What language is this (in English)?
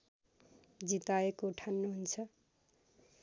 Nepali